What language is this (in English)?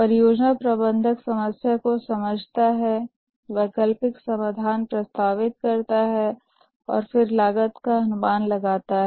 Hindi